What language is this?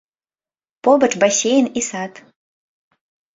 Belarusian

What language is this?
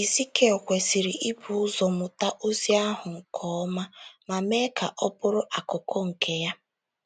Igbo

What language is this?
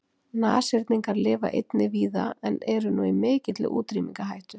Icelandic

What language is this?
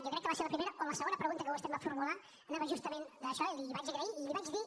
Catalan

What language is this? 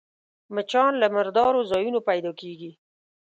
Pashto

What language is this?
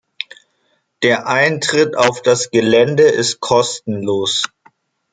German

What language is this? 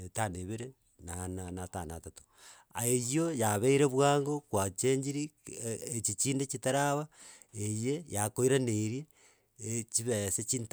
Gusii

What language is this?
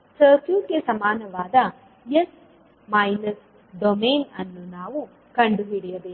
Kannada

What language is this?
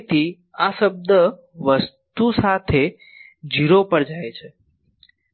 Gujarati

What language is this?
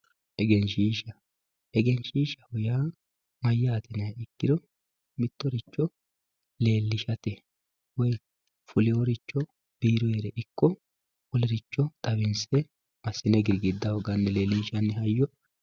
Sidamo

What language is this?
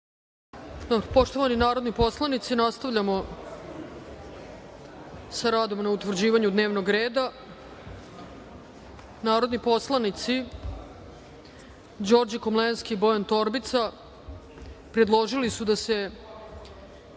Serbian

